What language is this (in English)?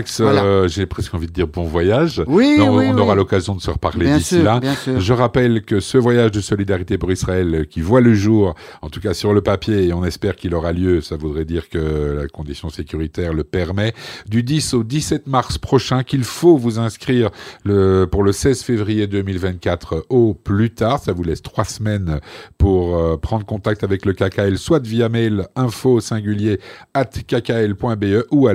French